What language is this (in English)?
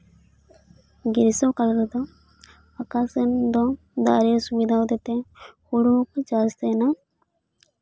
Santali